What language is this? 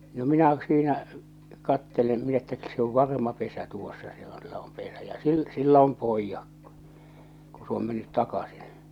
Finnish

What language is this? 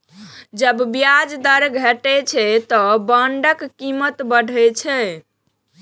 Maithili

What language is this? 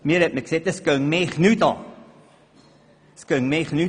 Swiss German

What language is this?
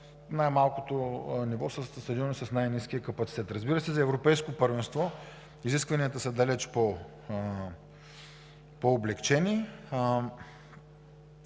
Bulgarian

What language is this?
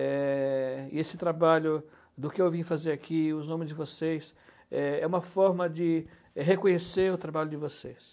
Portuguese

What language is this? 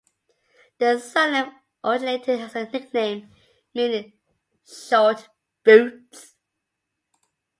English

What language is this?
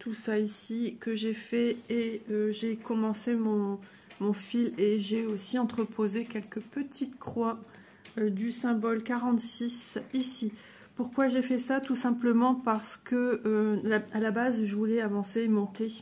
French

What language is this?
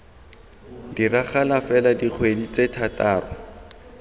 Tswana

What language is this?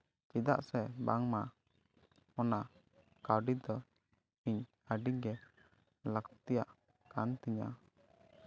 Santali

